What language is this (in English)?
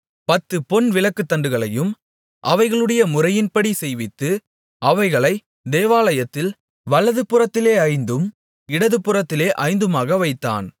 Tamil